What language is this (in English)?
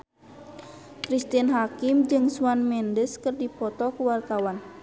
Sundanese